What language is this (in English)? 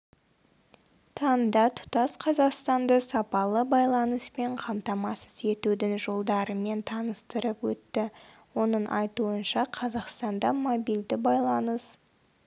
Kazakh